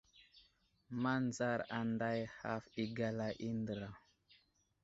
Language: Wuzlam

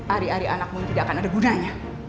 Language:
Indonesian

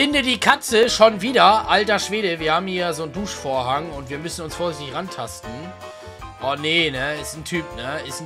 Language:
German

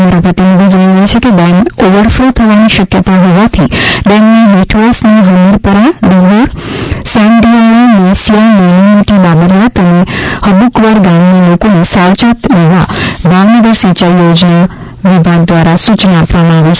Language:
Gujarati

